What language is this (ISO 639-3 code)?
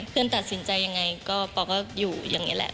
tha